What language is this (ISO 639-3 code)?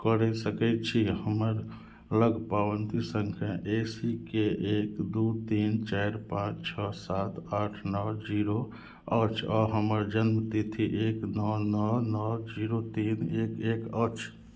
mai